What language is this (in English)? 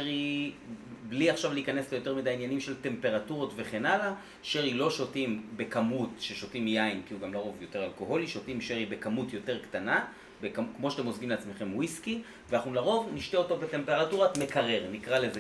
Hebrew